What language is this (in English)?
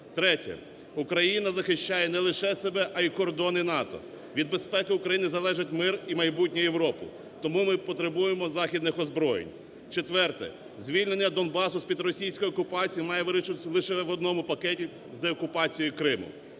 Ukrainian